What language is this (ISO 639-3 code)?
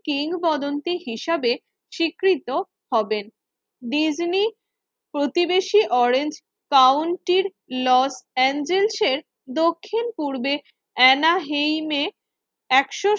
ben